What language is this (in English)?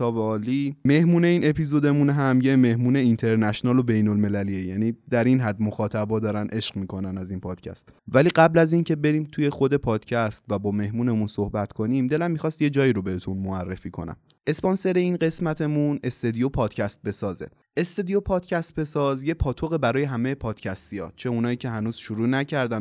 Persian